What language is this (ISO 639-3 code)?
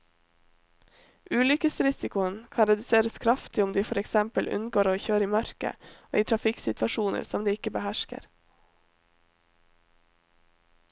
nor